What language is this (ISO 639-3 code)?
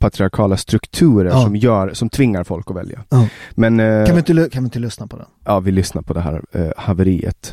swe